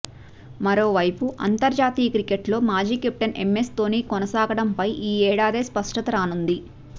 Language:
Telugu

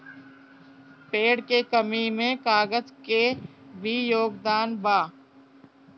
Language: Bhojpuri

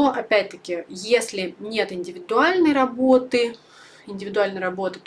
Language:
Russian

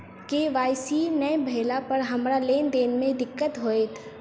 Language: Maithili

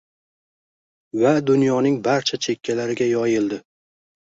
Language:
Uzbek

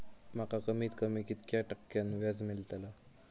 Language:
Marathi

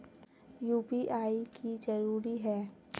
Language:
Magahi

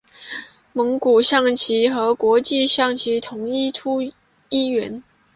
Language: Chinese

